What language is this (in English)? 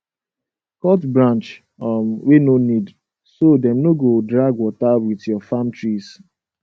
Nigerian Pidgin